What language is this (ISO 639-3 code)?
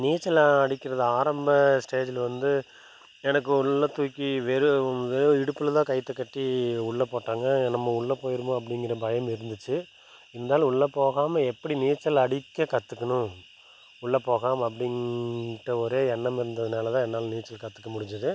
tam